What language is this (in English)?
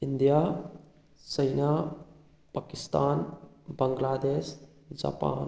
Manipuri